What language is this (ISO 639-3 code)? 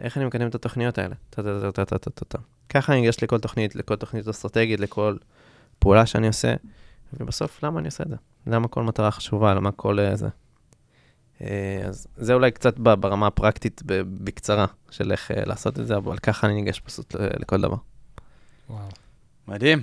heb